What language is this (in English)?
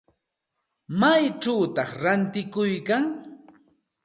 Santa Ana de Tusi Pasco Quechua